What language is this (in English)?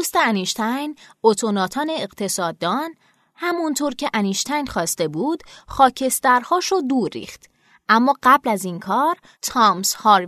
Persian